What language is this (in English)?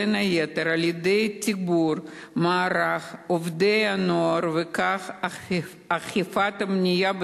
Hebrew